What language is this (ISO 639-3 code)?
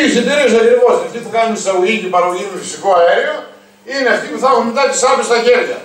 ell